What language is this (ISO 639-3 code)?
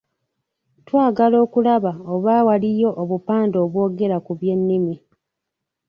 lug